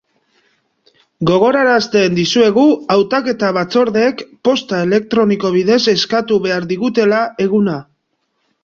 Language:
Basque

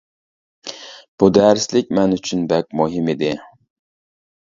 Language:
Uyghur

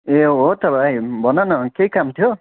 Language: Nepali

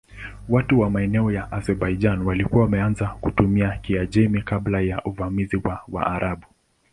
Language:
Swahili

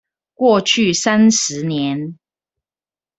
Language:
Chinese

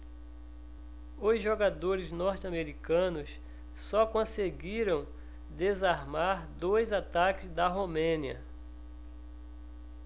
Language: Portuguese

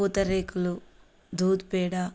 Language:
Telugu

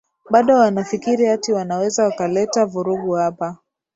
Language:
Swahili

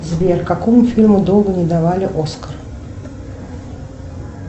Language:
Russian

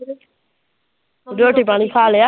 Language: Punjabi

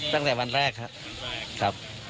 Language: Thai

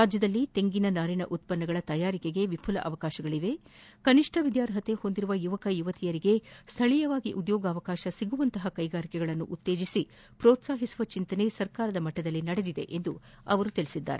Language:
Kannada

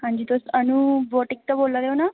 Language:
Dogri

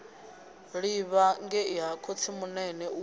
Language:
Venda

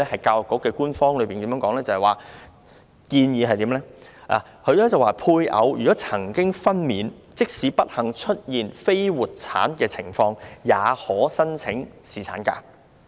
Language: Cantonese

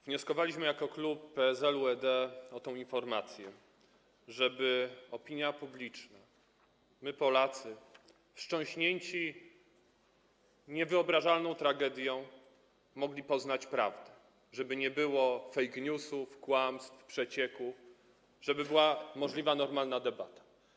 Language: Polish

